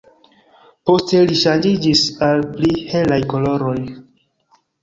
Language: Esperanto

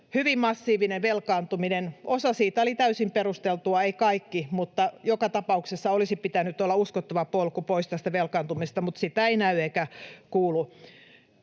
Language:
Finnish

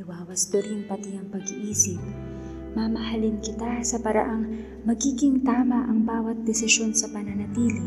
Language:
Filipino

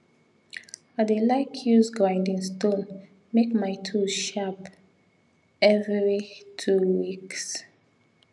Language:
Nigerian Pidgin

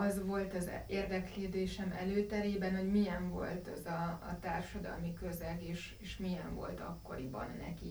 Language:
Hungarian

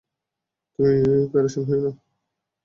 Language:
Bangla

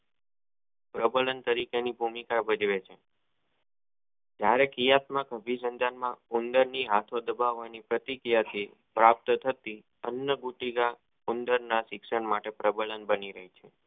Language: Gujarati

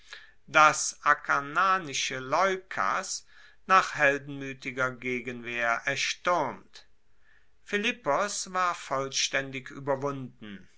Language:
German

